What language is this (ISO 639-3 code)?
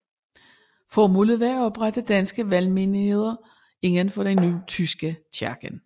dan